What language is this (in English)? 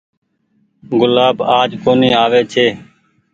Goaria